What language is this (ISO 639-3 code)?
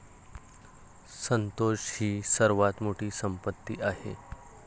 mar